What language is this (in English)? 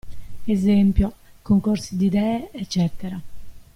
Italian